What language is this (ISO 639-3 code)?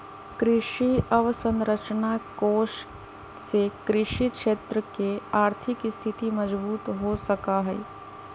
mag